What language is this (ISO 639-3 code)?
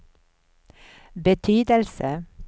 swe